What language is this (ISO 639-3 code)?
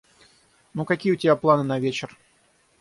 rus